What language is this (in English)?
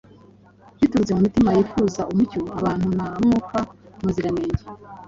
Kinyarwanda